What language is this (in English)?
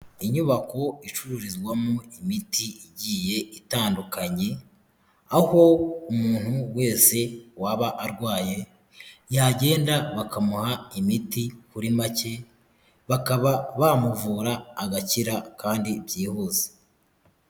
Kinyarwanda